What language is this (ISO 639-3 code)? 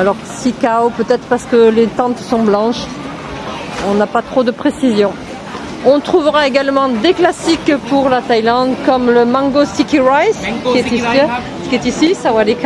fra